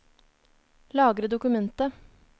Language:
Norwegian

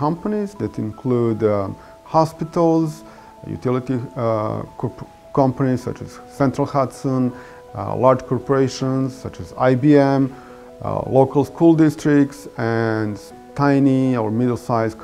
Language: English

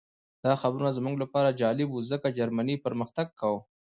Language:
Pashto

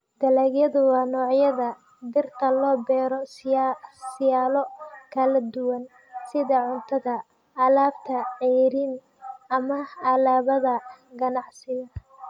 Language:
Somali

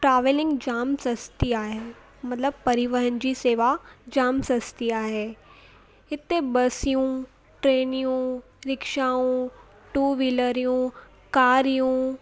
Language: Sindhi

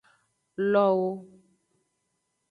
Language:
Aja (Benin)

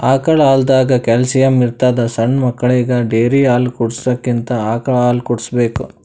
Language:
Kannada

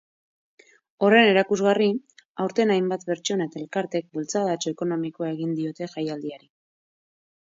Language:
Basque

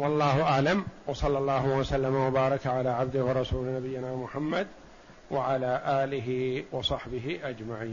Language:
Arabic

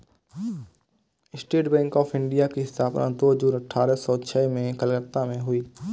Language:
Hindi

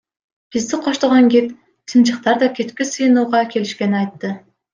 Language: Kyrgyz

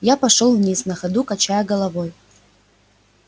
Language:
Russian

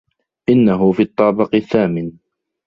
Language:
Arabic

